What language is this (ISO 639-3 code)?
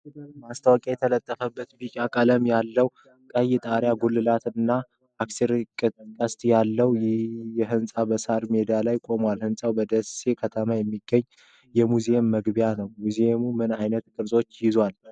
amh